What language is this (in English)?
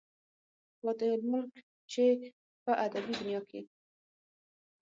Pashto